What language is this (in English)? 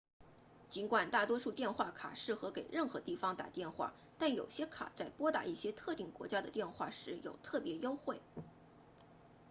Chinese